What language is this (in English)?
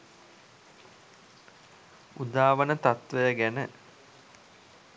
Sinhala